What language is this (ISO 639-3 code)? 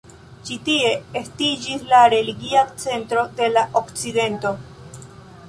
epo